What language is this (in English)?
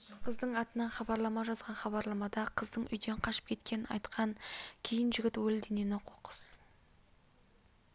Kazakh